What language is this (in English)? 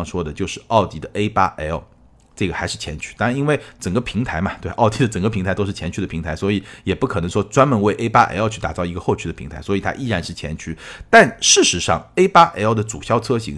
Chinese